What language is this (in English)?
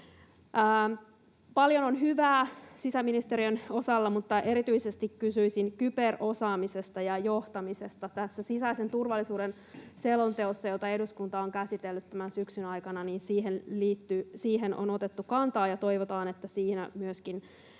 Finnish